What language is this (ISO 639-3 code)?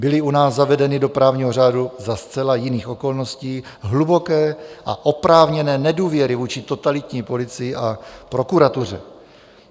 ces